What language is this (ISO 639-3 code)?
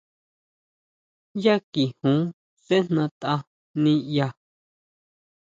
mau